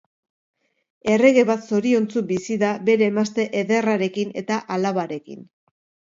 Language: Basque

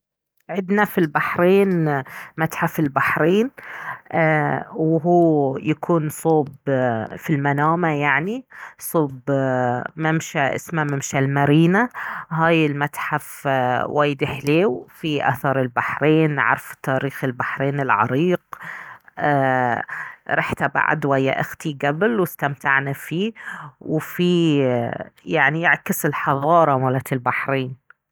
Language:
Baharna Arabic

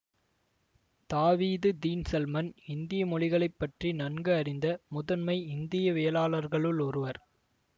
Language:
Tamil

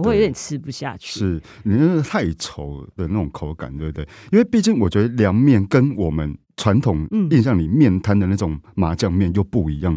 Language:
Chinese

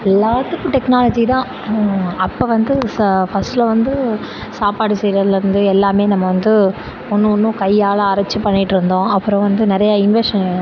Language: Tamil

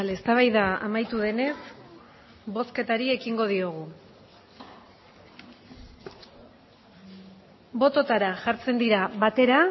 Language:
Basque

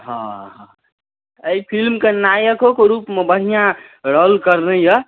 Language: Maithili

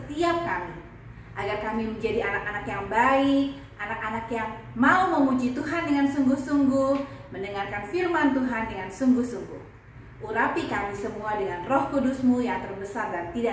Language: Indonesian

